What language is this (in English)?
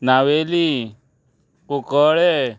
Konkani